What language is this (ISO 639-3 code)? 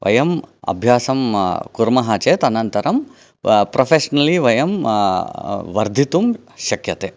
san